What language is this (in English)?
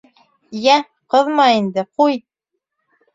Bashkir